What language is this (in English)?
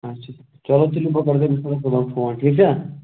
Kashmiri